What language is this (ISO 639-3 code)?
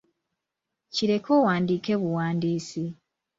lug